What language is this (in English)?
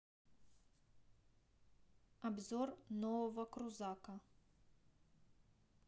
Russian